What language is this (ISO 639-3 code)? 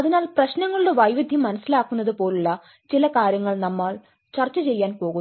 mal